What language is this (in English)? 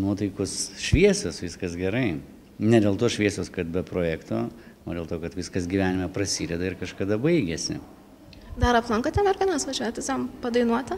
Lithuanian